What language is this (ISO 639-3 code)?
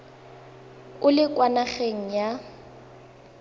tsn